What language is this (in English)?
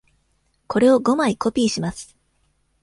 Japanese